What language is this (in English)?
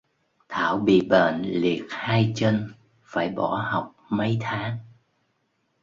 Vietnamese